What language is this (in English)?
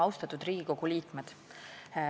Estonian